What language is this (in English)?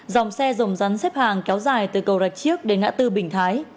Vietnamese